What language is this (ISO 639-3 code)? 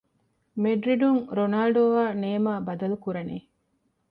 div